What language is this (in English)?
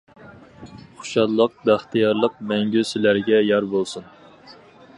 Uyghur